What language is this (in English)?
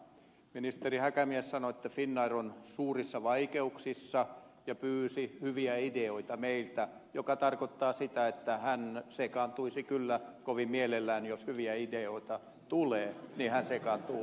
Finnish